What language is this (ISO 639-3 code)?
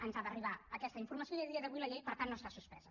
cat